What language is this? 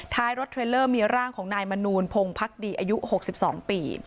Thai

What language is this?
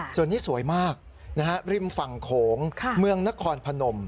Thai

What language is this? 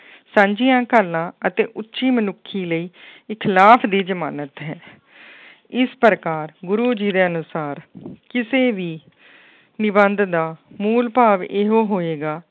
Punjabi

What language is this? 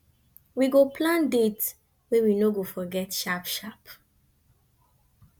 Nigerian Pidgin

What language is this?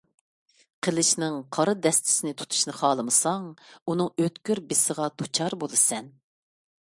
Uyghur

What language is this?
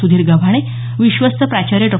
Marathi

